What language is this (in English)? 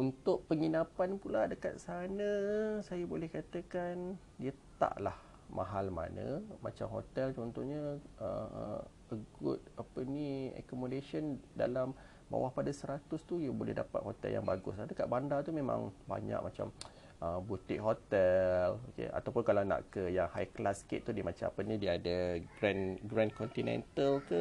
Malay